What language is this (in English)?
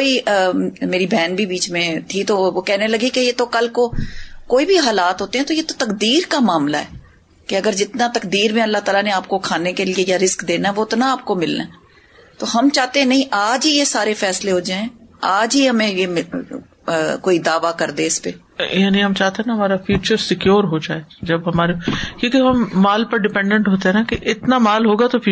Urdu